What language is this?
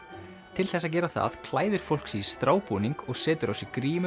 Icelandic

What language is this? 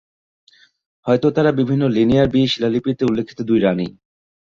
Bangla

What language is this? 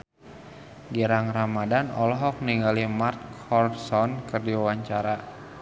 Sundanese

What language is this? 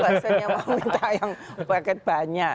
Indonesian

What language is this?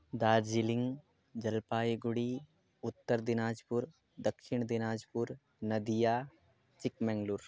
Sanskrit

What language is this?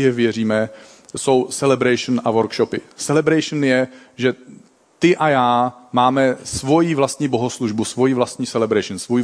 Czech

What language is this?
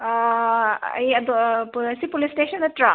Manipuri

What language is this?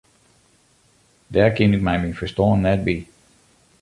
Western Frisian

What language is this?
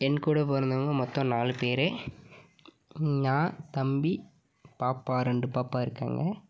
Tamil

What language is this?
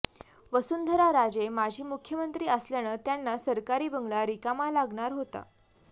Marathi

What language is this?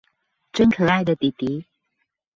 Chinese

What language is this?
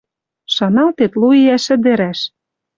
Western Mari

